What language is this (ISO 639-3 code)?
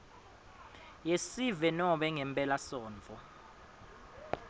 ssw